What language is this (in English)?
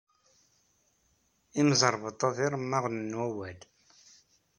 Kabyle